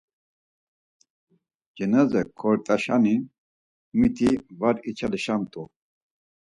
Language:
Laz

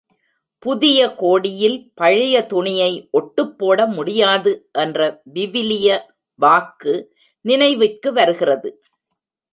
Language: Tamil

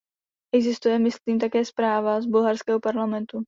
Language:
Czech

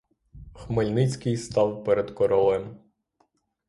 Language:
Ukrainian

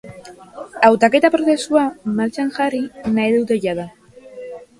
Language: Basque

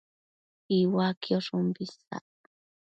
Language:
Matsés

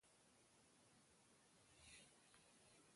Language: Kalkoti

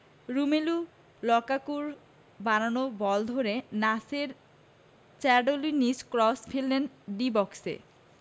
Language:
Bangla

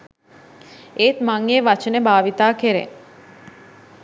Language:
Sinhala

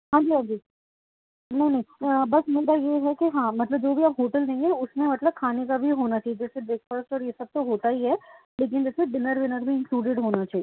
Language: Urdu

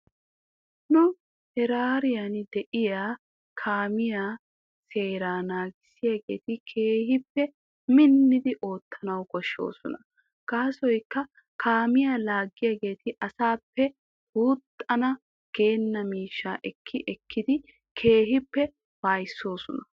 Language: Wolaytta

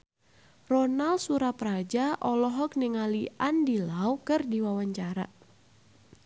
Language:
Sundanese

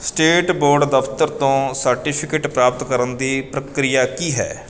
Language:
Punjabi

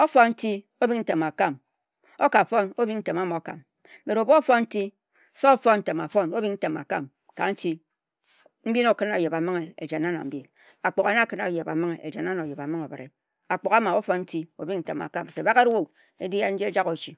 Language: Ejagham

